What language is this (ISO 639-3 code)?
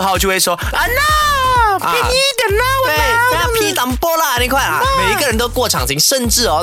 zho